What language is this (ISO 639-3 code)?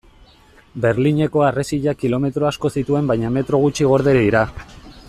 eus